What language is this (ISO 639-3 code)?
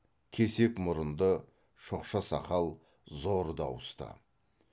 kaz